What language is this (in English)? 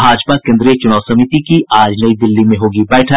Hindi